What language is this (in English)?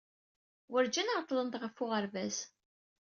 Kabyle